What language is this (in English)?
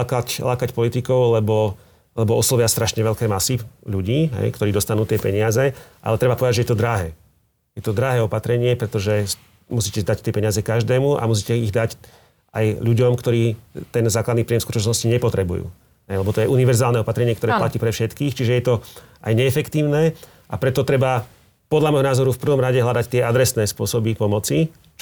Slovak